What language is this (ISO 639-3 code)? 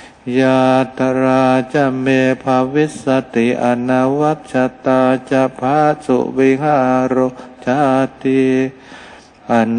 tha